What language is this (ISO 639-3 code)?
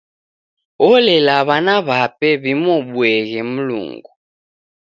dav